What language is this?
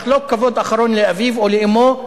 Hebrew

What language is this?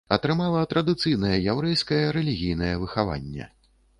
Belarusian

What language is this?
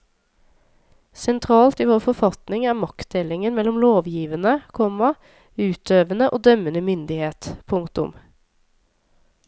Norwegian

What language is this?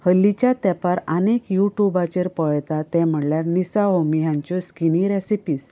Konkani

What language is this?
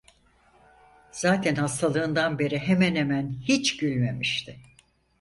Turkish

